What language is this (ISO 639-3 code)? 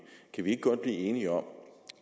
dan